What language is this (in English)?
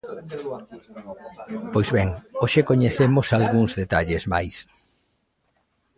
Galician